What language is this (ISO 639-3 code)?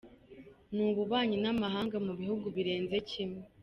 kin